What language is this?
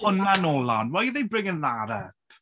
Welsh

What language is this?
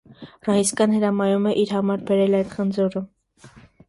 Armenian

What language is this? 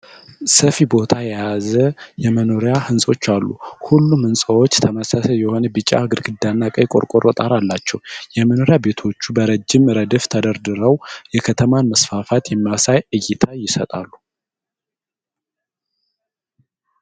Amharic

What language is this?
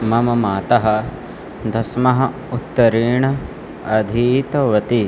Sanskrit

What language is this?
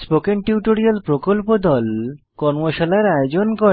Bangla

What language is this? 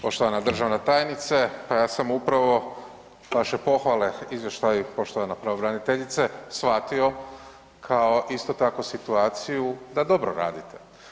Croatian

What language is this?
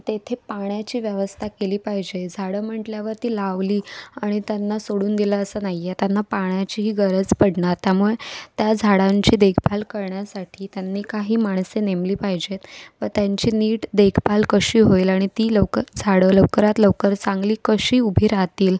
Marathi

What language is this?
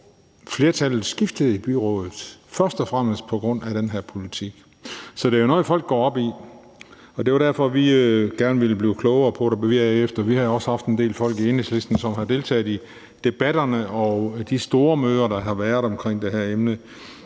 Danish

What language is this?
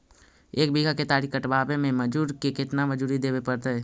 Magahi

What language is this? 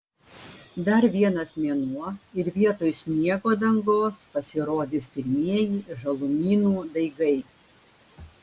Lithuanian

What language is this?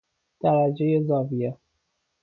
Persian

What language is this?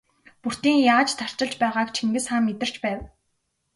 Mongolian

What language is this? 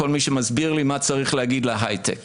Hebrew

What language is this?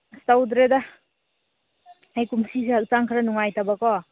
Manipuri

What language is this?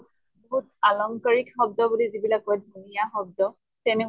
Assamese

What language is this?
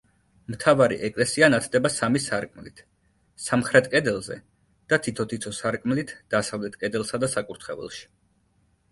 Georgian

